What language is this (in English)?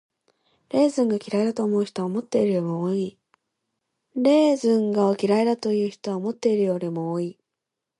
Japanese